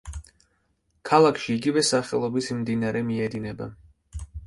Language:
Georgian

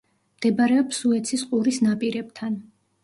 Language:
Georgian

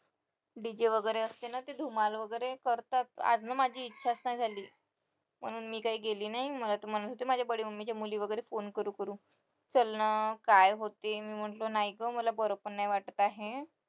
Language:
Marathi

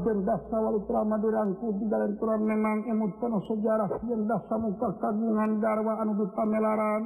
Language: Indonesian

